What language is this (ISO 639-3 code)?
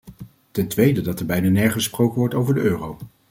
nld